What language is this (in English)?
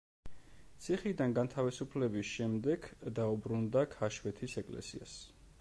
Georgian